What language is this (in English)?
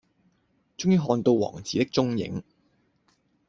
Cantonese